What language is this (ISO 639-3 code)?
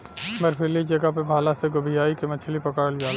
bho